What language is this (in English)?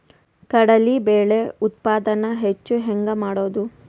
Kannada